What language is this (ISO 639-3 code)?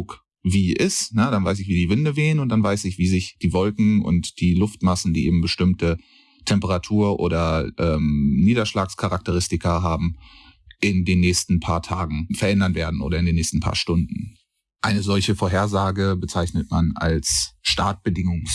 deu